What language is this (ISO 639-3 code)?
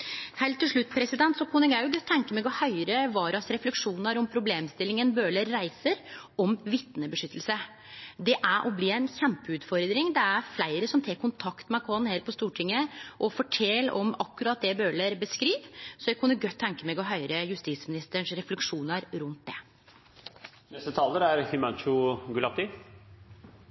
nor